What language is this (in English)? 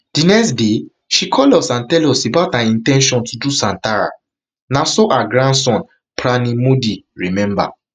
Nigerian Pidgin